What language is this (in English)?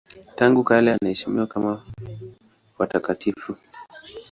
Swahili